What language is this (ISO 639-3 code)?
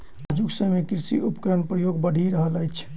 mai